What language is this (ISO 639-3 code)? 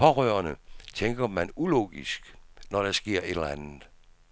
dan